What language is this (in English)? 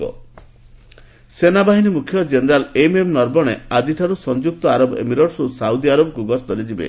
Odia